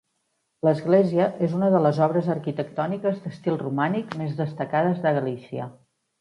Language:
Catalan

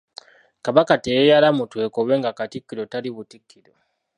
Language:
Ganda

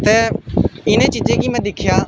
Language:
Dogri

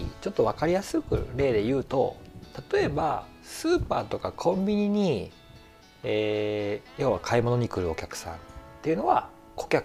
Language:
Japanese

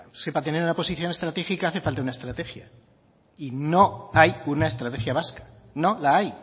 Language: Spanish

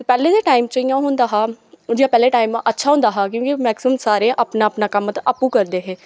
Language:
Dogri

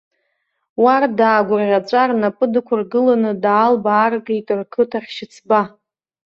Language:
Abkhazian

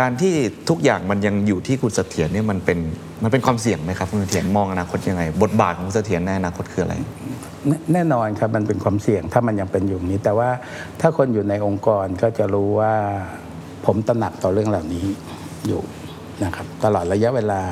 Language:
Thai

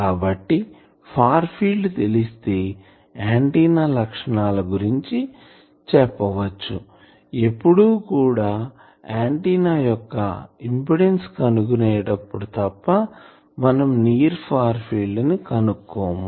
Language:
Telugu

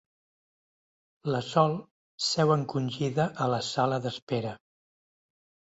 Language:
Catalan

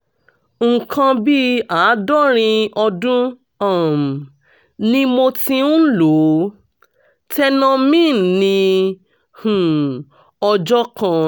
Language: Yoruba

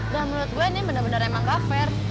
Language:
Indonesian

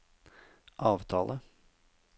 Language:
Norwegian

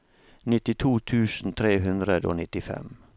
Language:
Norwegian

